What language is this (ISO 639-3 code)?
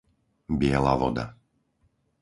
slk